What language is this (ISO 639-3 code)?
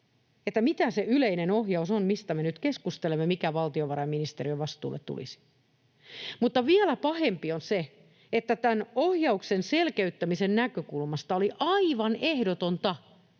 fin